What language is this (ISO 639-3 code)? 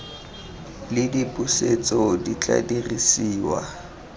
tsn